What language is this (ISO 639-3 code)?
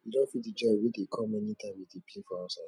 pcm